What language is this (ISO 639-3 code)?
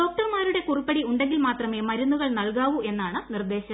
mal